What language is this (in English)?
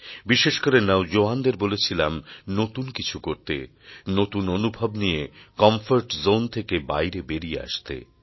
Bangla